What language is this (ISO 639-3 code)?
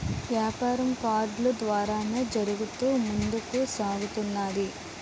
tel